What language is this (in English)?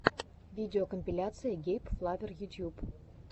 Russian